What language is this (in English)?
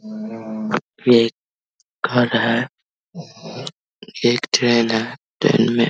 Hindi